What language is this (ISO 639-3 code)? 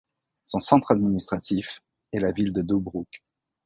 fra